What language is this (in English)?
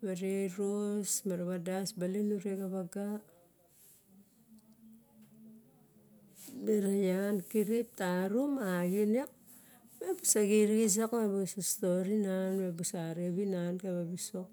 Barok